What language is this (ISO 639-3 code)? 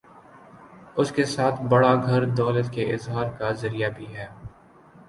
urd